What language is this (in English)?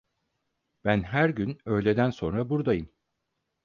Turkish